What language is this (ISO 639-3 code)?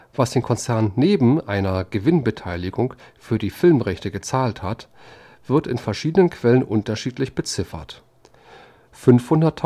deu